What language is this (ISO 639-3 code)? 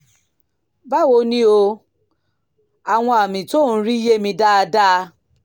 yor